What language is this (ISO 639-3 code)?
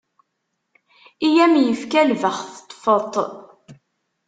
kab